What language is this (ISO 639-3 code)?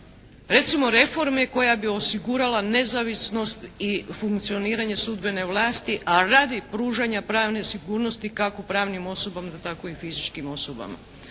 hrv